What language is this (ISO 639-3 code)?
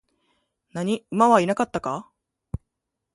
jpn